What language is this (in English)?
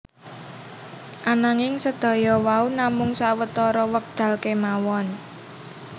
Javanese